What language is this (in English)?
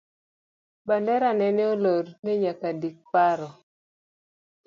Luo (Kenya and Tanzania)